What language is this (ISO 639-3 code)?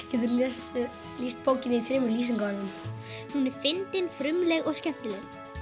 isl